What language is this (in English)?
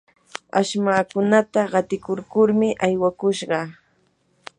Yanahuanca Pasco Quechua